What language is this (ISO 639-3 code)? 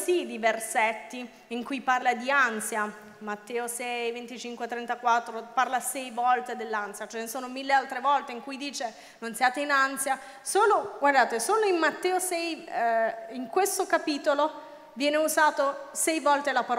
ita